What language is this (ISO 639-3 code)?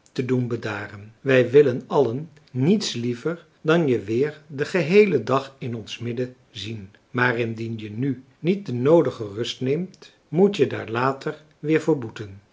nld